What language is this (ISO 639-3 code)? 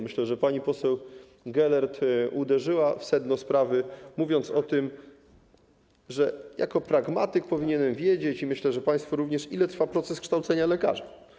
pol